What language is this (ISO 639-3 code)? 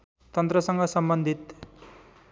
nep